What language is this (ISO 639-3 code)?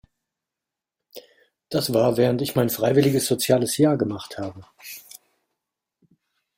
deu